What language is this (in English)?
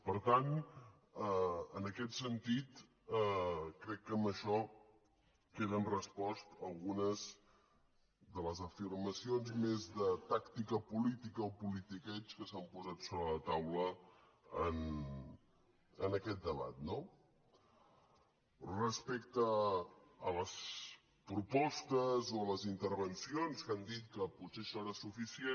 Catalan